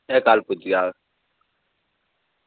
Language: Dogri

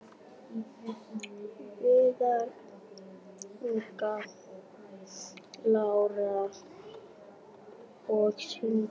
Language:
Icelandic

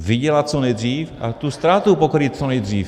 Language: Czech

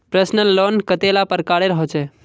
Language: Magahi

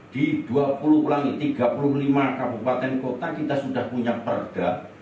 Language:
Indonesian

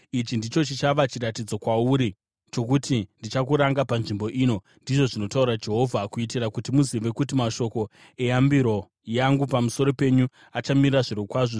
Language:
Shona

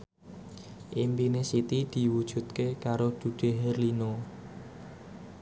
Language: Javanese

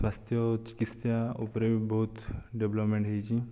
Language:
Odia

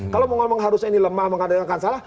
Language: Indonesian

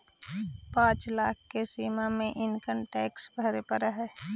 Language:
Magahi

